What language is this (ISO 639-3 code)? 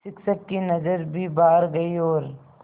hin